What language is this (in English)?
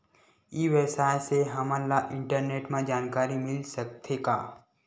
Chhattisgarhi